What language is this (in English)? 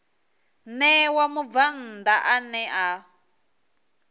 Venda